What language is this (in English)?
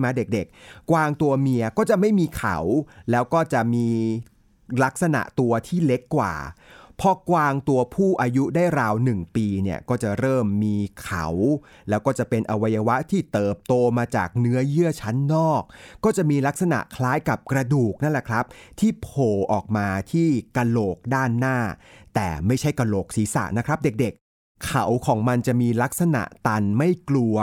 Thai